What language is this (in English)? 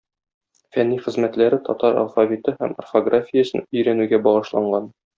Tatar